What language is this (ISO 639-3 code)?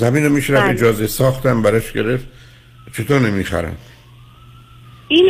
fas